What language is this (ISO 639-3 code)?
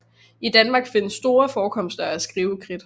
dan